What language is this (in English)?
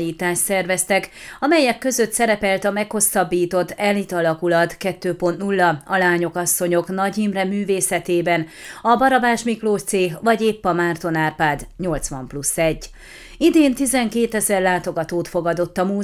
Hungarian